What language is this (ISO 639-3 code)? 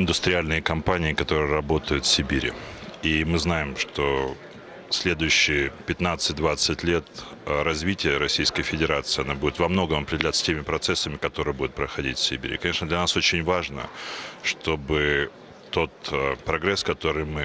rus